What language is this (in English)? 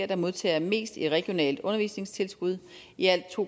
Danish